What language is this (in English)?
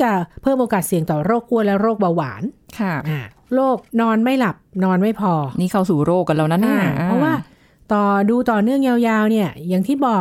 Thai